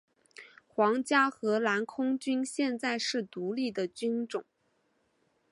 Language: Chinese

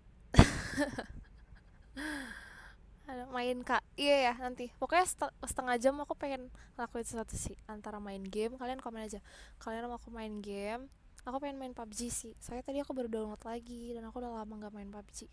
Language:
Indonesian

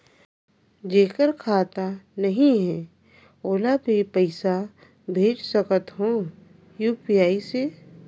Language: Chhattisgarhi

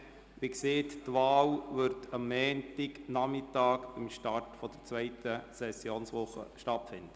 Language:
Swiss German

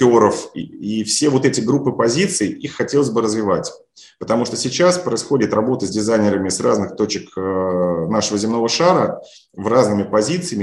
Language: Russian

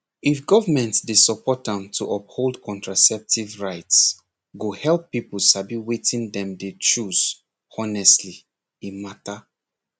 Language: Nigerian Pidgin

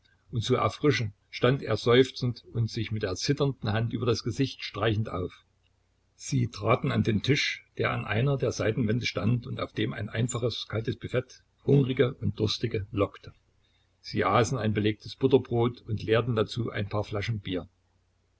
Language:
German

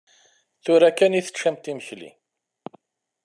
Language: Kabyle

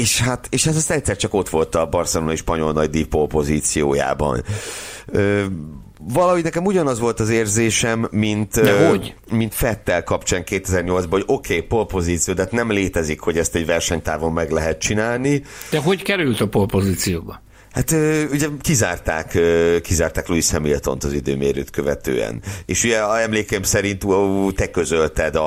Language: Hungarian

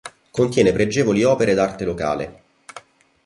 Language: Italian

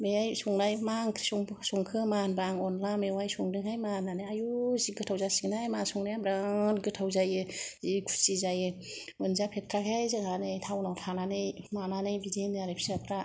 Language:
Bodo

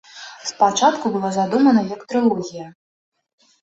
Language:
Belarusian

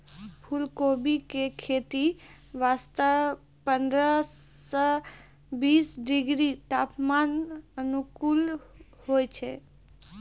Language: Maithili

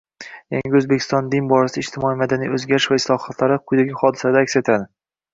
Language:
Uzbek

